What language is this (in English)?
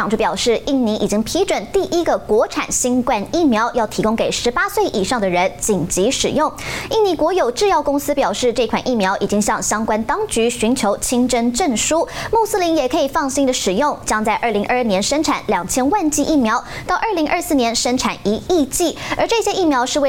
Chinese